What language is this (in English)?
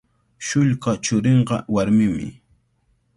Cajatambo North Lima Quechua